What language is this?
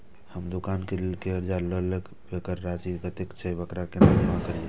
Maithili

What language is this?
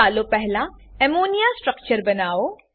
Gujarati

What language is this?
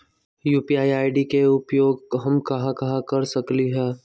Magahi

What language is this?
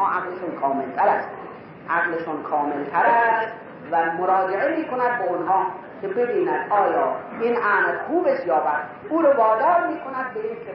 Persian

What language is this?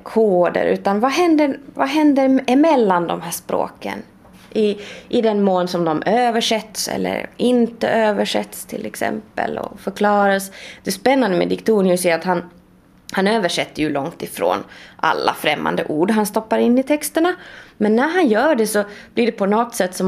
Swedish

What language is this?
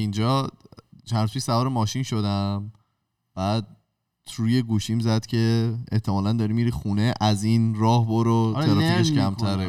Persian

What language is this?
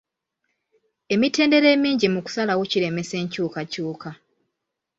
Ganda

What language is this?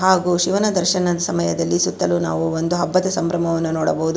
Kannada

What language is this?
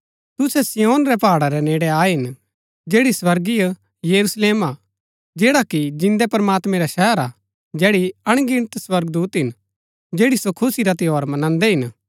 Gaddi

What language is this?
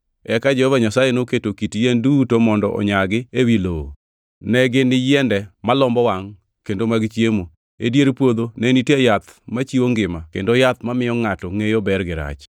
Luo (Kenya and Tanzania)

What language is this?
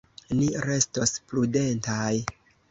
Esperanto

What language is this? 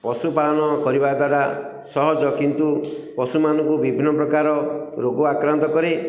Odia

